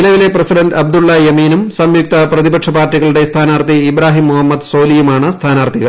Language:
Malayalam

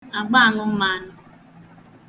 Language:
Igbo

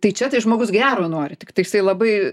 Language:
Lithuanian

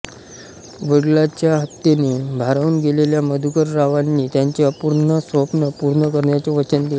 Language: Marathi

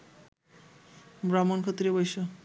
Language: Bangla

